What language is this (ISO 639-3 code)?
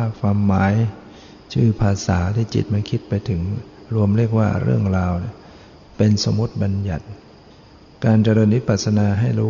tha